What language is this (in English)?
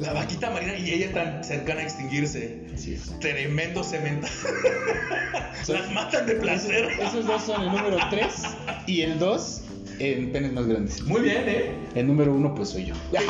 Spanish